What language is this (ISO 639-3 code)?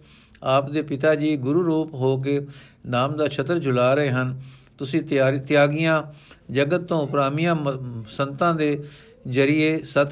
pan